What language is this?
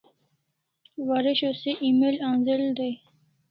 Kalasha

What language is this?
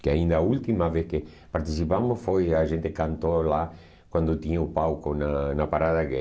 Portuguese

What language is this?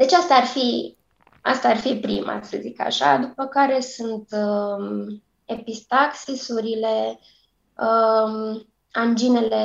Romanian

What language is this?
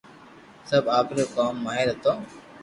Loarki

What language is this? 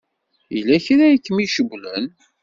Kabyle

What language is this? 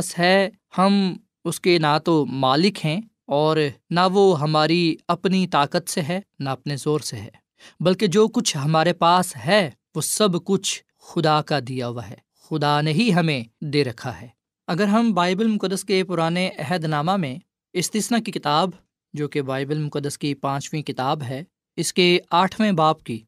Urdu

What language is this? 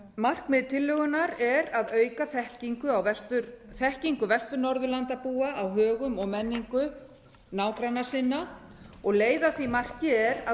Icelandic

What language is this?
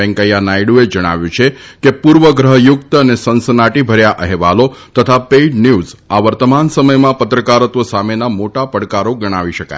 Gujarati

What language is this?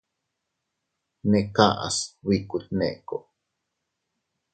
Teutila Cuicatec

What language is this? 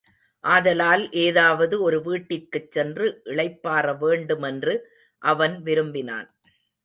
Tamil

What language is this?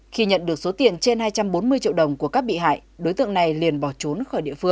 Vietnamese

